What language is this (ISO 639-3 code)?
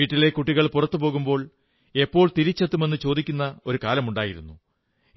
mal